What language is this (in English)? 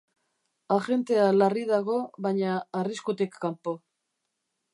Basque